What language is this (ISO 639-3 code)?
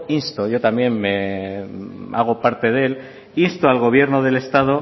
spa